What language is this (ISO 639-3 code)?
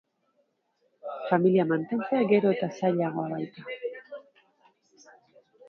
eus